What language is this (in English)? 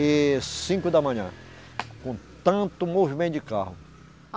Portuguese